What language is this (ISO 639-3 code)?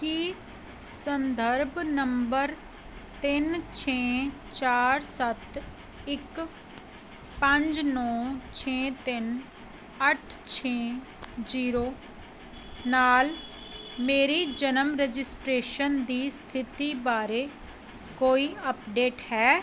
pan